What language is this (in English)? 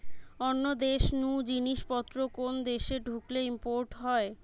Bangla